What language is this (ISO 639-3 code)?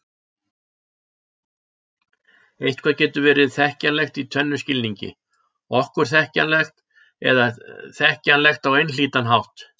isl